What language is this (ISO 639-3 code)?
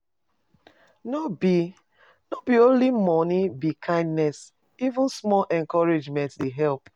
pcm